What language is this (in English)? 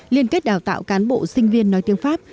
Vietnamese